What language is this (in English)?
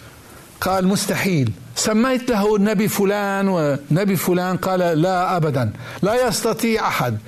Arabic